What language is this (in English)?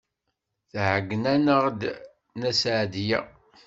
Kabyle